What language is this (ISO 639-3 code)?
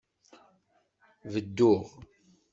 kab